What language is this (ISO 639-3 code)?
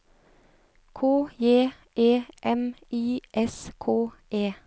nor